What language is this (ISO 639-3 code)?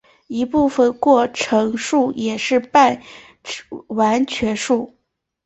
zho